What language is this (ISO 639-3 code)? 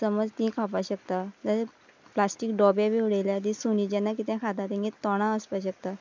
kok